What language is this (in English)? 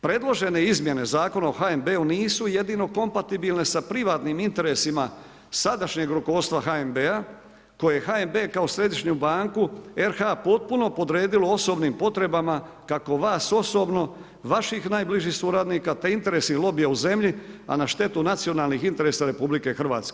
Croatian